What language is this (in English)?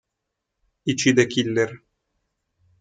Italian